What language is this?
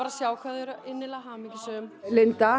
Icelandic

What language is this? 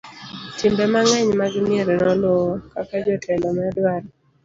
Luo (Kenya and Tanzania)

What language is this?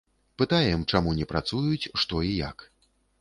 Belarusian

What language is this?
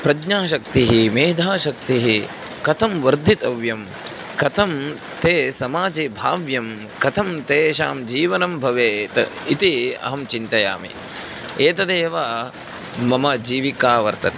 Sanskrit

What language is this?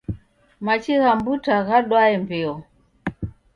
Taita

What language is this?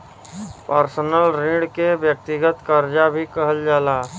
Bhojpuri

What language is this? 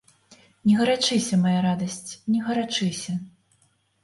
Belarusian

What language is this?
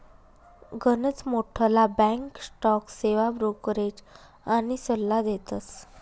Marathi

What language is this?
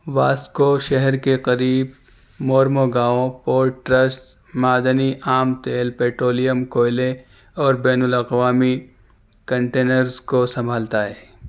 Urdu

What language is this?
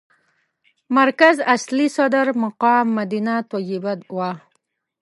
Pashto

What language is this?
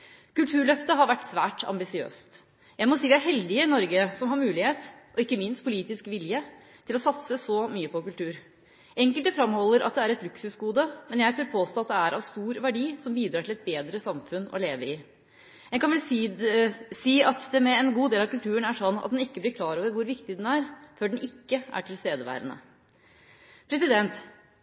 Norwegian Bokmål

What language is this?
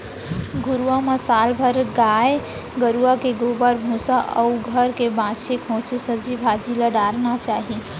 Chhattisgarhi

